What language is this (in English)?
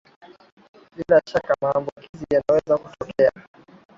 Swahili